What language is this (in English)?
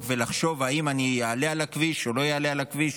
Hebrew